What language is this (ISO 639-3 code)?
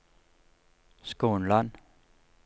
nor